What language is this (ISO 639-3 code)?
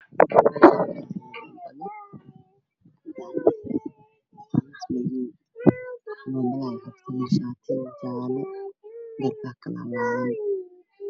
som